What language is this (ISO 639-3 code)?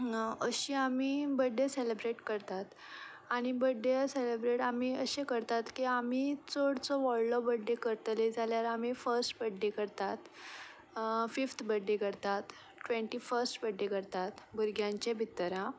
kok